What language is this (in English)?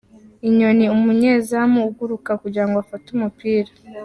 Kinyarwanda